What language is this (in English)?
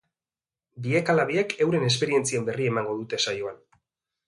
Basque